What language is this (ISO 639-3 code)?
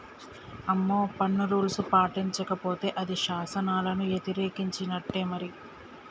tel